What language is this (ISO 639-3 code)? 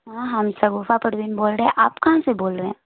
urd